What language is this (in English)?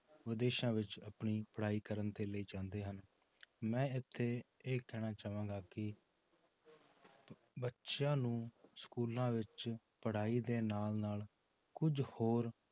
Punjabi